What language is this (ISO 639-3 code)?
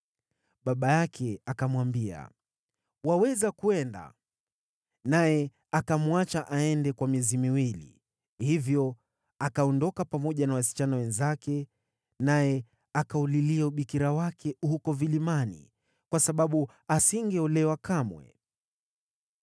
swa